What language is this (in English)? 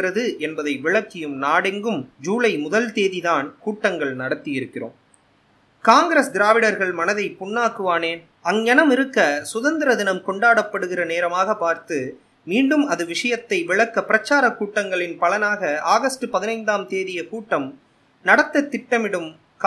Tamil